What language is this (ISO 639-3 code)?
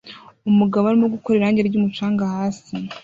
kin